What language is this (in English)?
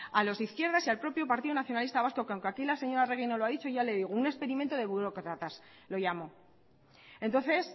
Spanish